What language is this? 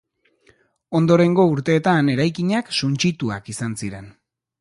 Basque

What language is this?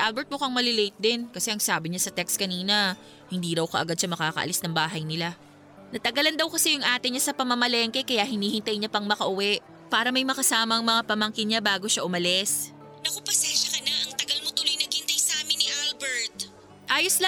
Filipino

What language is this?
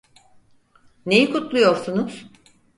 Turkish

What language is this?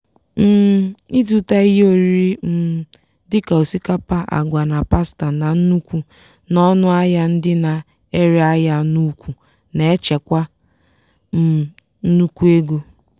Igbo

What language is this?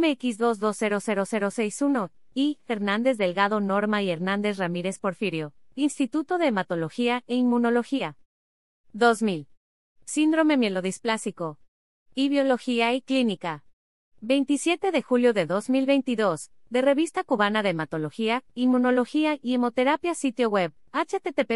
Spanish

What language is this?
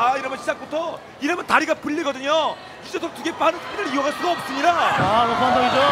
Korean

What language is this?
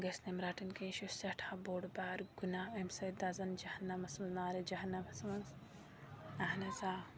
Kashmiri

